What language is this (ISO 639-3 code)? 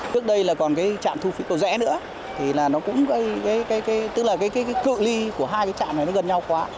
vie